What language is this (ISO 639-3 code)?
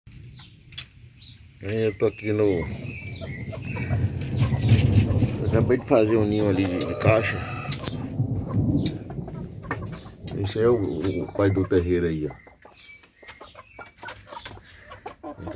por